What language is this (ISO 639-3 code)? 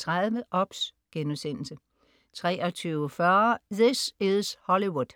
dan